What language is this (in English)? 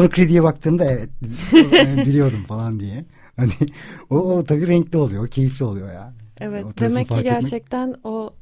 Turkish